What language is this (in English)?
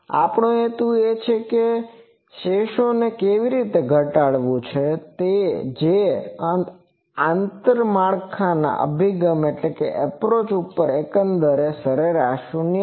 Gujarati